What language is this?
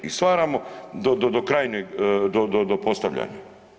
Croatian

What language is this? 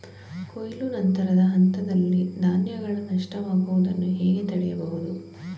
Kannada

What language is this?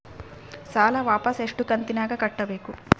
Kannada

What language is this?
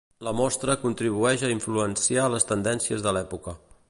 Catalan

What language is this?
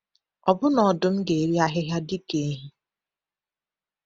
Igbo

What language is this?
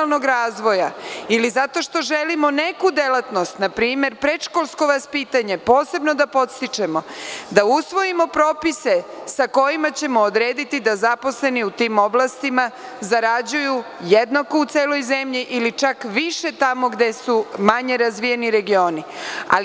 Serbian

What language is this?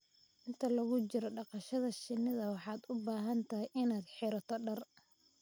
Somali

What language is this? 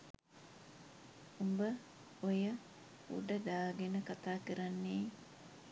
Sinhala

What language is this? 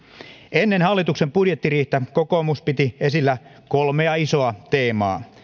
Finnish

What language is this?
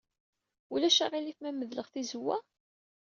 Kabyle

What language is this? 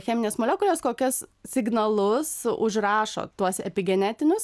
Lithuanian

